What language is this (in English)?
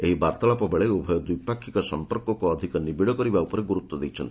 Odia